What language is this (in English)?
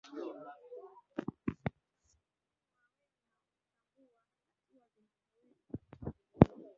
Swahili